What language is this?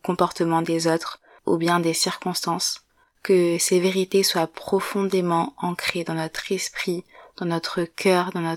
French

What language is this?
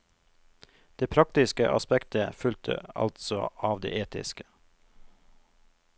Norwegian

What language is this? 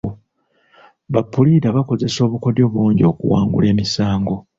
Ganda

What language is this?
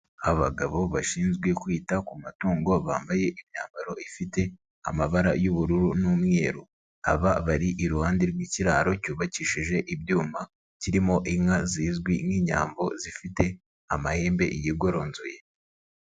Kinyarwanda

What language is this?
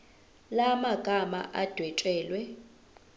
Zulu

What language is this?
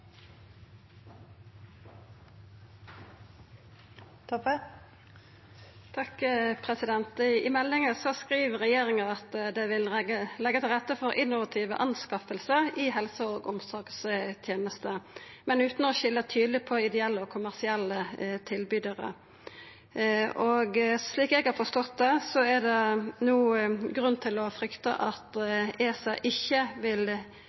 Norwegian Nynorsk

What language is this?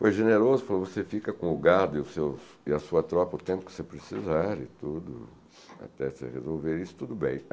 Portuguese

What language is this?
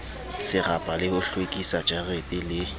Southern Sotho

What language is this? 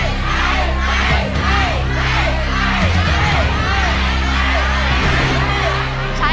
Thai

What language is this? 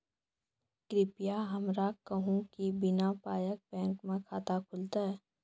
Maithili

